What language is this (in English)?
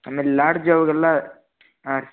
Kannada